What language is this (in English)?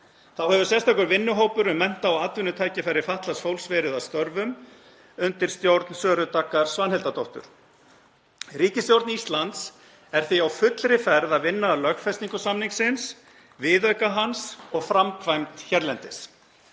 Icelandic